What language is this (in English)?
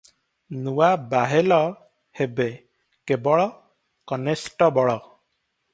Odia